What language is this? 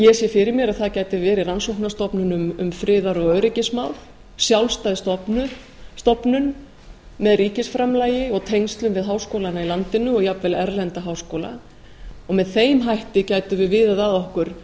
Icelandic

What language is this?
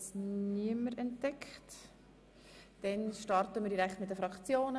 Swiss German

